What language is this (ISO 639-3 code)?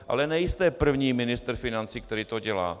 ces